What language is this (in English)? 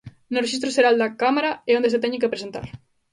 Galician